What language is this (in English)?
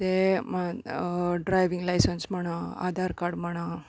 Konkani